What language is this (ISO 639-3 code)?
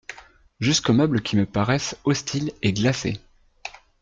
fra